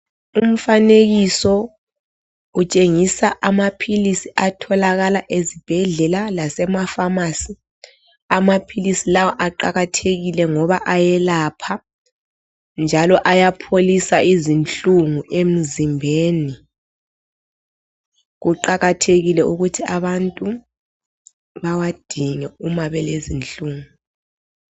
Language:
North Ndebele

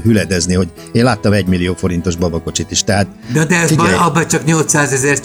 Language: Hungarian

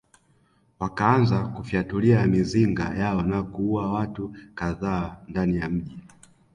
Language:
Swahili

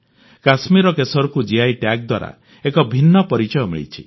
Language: Odia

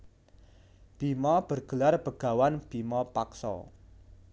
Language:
Javanese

